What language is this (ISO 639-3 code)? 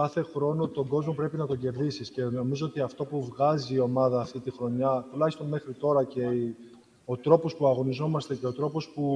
ell